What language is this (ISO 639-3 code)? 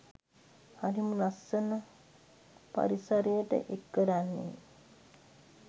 sin